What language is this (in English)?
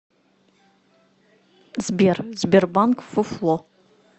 Russian